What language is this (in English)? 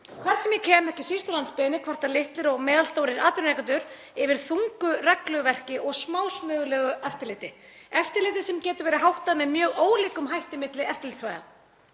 Icelandic